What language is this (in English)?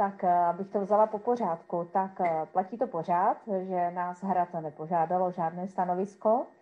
Czech